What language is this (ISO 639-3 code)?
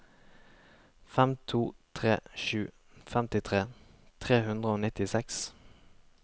nor